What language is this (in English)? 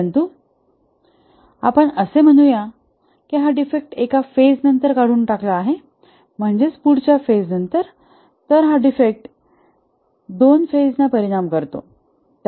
Marathi